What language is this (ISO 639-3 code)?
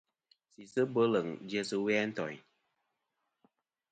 bkm